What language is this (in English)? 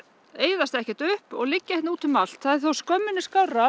Icelandic